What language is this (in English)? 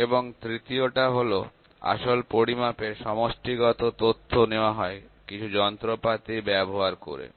Bangla